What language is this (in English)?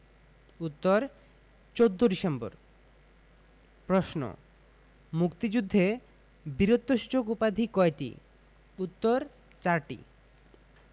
Bangla